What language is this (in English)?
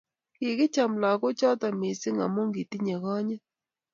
Kalenjin